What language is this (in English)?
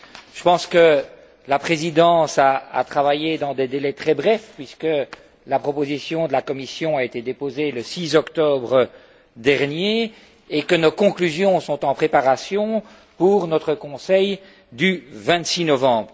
French